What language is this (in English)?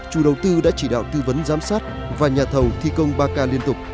Vietnamese